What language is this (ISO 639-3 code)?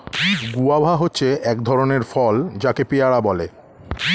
ben